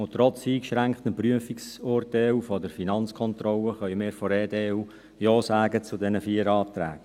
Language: Swiss German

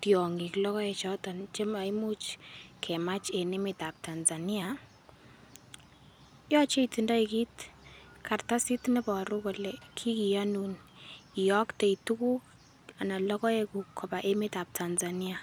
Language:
Kalenjin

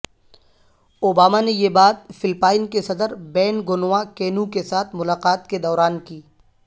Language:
Urdu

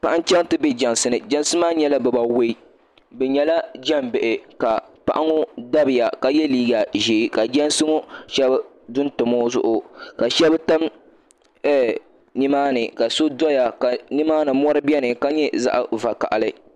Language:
Dagbani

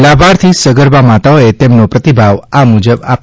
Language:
Gujarati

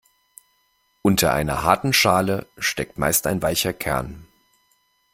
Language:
German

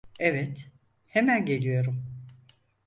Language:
Turkish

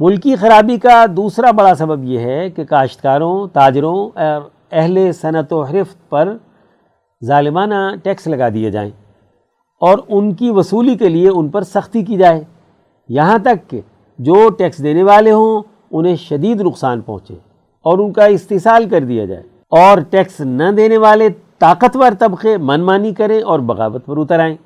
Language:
Urdu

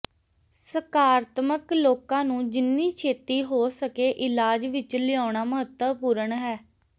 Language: Punjabi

